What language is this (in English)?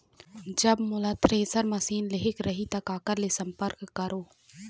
Chhattisgarhi